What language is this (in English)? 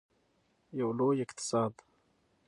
Pashto